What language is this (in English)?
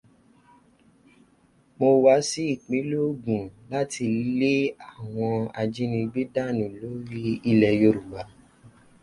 Yoruba